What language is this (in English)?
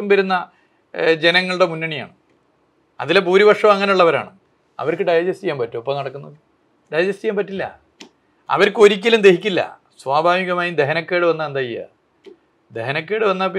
Malayalam